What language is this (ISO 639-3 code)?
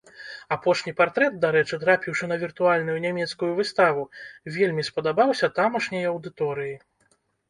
bel